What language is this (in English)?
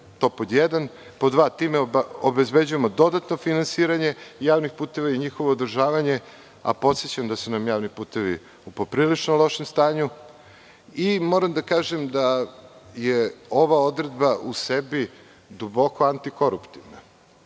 Serbian